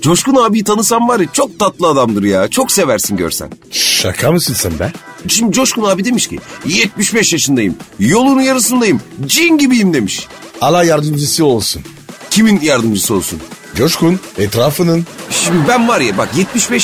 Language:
Turkish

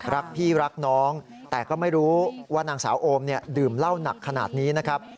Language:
Thai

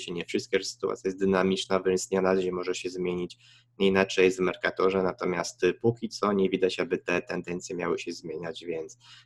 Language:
Polish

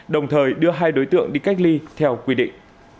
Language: Vietnamese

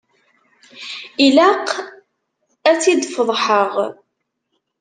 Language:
Kabyle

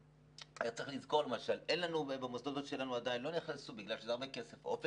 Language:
Hebrew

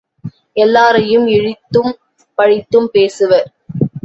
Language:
Tamil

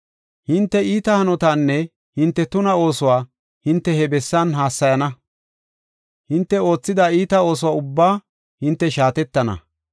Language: Gofa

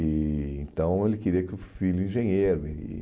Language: Portuguese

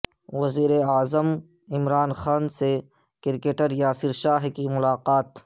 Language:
Urdu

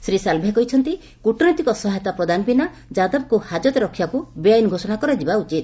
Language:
Odia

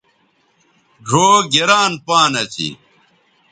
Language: Bateri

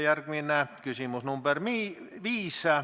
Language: Estonian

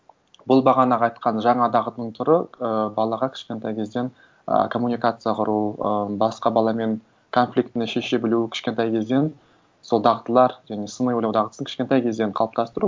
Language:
Kazakh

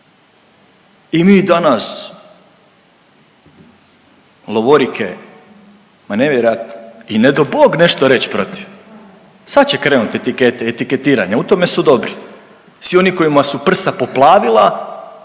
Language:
Croatian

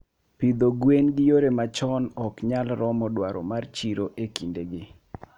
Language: Luo (Kenya and Tanzania)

